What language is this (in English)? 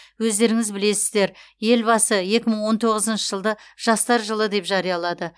Kazakh